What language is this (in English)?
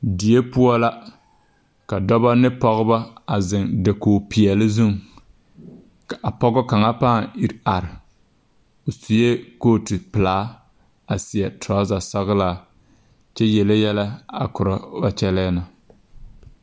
Southern Dagaare